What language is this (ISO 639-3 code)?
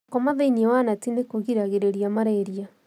kik